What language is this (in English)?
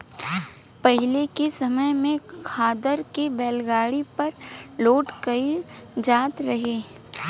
Bhojpuri